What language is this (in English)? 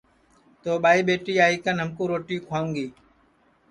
Sansi